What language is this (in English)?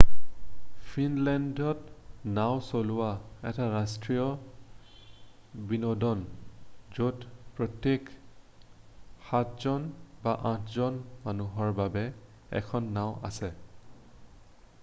Assamese